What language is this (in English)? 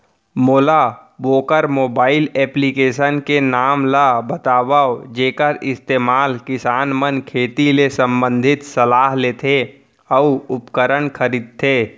Chhattisgarhi